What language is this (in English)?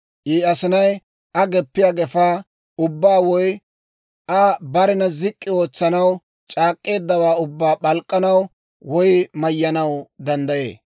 Dawro